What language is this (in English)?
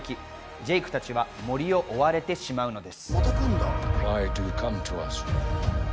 Japanese